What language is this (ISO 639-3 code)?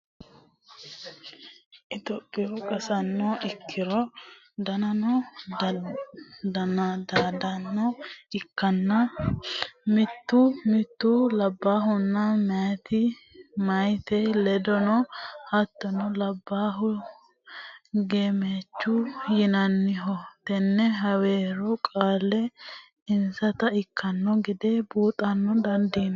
sid